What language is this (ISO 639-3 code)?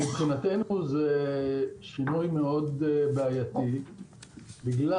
heb